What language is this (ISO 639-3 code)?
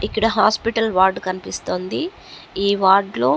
tel